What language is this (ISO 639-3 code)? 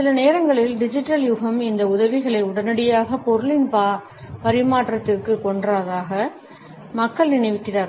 tam